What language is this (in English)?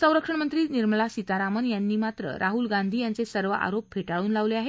Marathi